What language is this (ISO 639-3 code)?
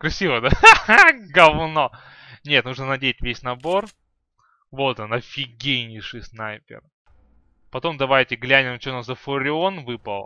rus